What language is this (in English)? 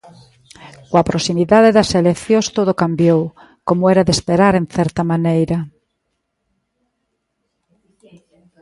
Galician